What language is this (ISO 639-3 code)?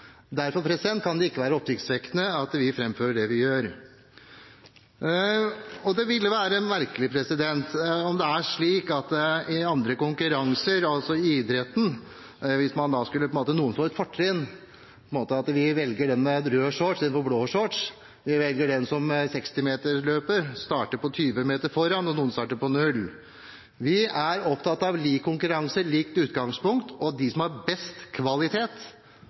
nob